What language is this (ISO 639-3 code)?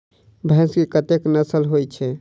mai